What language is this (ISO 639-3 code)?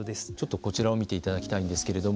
jpn